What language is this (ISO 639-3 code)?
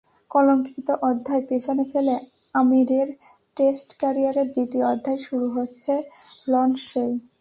ben